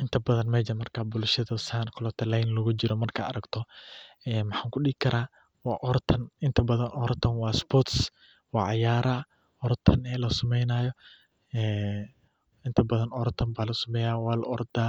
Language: Somali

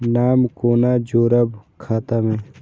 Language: Maithili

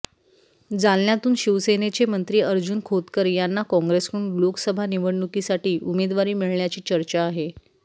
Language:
Marathi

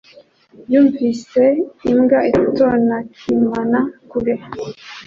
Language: Kinyarwanda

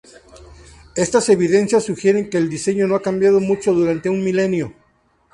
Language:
Spanish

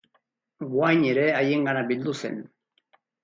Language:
Basque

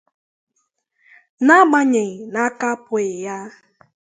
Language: Igbo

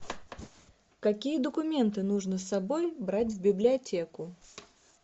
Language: Russian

